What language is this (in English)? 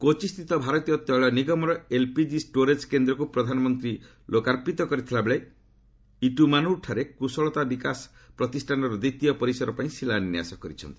Odia